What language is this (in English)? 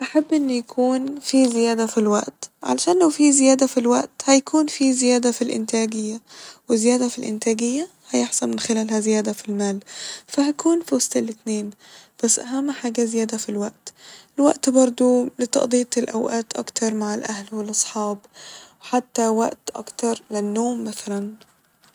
Egyptian Arabic